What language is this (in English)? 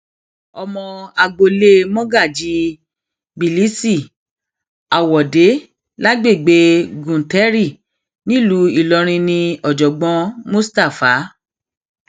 Yoruba